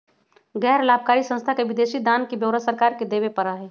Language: Magahi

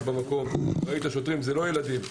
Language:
Hebrew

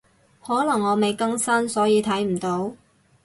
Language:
Cantonese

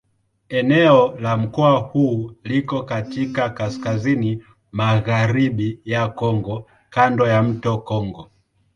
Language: Swahili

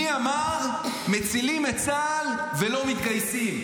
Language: Hebrew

